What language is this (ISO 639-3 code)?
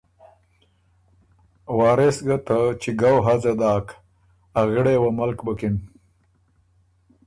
oru